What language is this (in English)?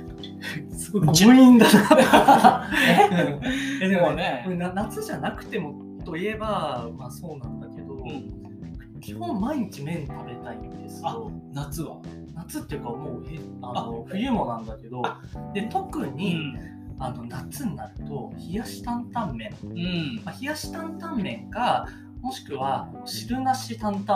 Japanese